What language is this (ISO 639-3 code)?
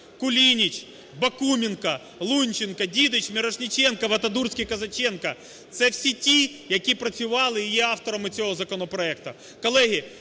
ukr